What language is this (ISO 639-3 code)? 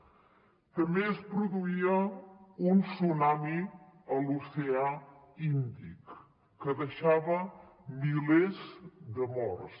cat